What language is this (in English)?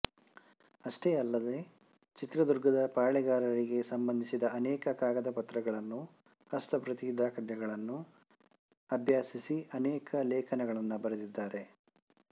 Kannada